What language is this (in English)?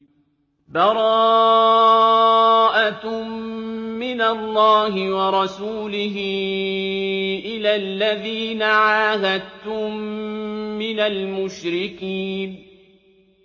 Arabic